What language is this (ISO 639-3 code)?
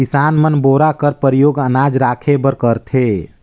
hne